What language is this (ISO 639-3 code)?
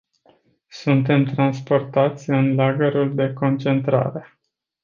ron